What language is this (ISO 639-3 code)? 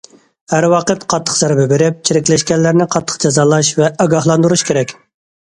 uig